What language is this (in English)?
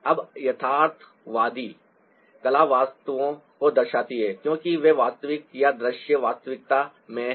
Hindi